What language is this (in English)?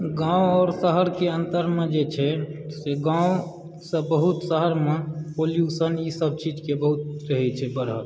Maithili